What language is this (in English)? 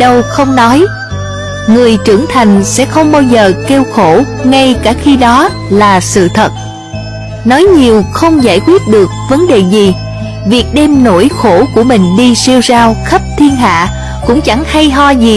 Vietnamese